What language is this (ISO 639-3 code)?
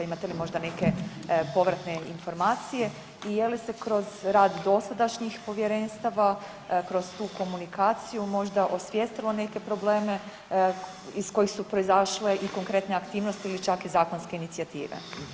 hrv